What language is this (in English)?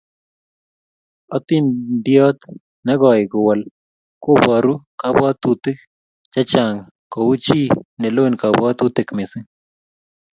Kalenjin